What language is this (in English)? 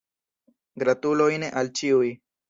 Esperanto